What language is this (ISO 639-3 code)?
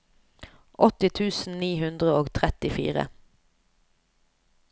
nor